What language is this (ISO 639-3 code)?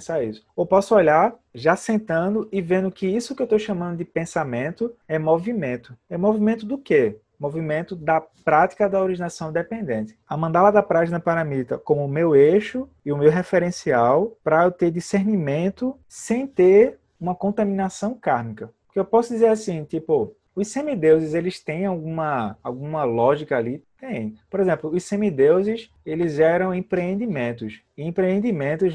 por